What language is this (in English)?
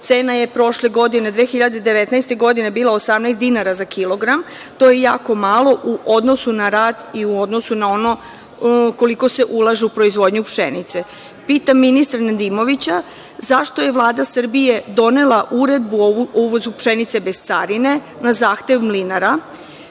Serbian